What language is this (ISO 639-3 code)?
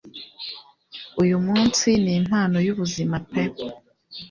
kin